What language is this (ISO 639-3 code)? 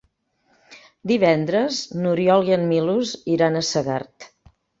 cat